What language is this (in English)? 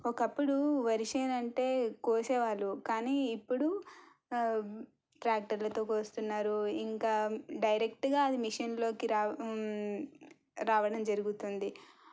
Telugu